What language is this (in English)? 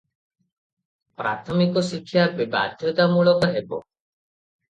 Odia